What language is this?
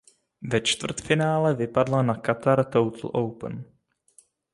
Czech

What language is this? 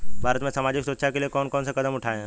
Hindi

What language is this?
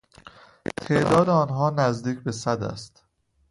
Persian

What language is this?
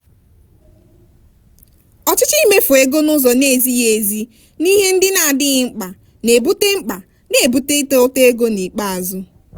Igbo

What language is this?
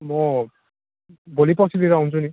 Nepali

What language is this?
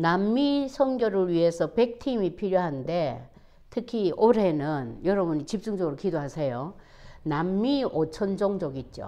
Korean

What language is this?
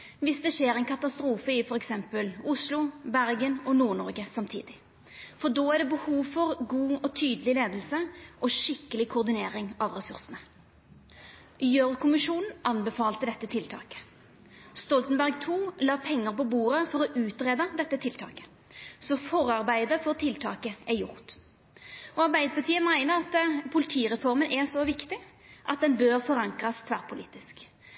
Norwegian Nynorsk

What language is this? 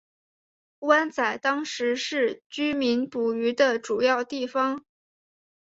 Chinese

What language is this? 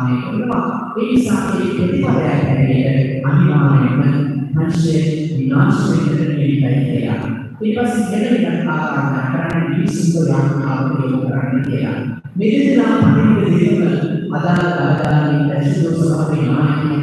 Indonesian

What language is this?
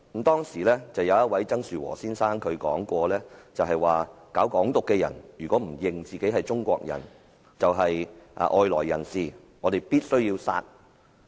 Cantonese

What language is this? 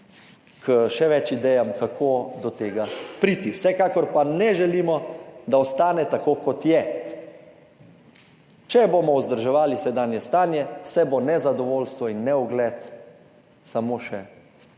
Slovenian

